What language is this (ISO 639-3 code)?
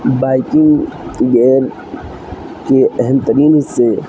urd